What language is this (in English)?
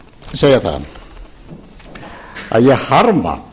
Icelandic